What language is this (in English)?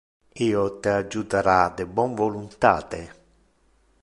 Interlingua